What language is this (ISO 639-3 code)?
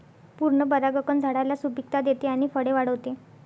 mar